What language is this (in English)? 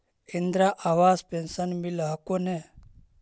Magahi